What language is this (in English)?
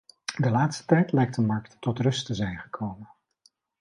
Dutch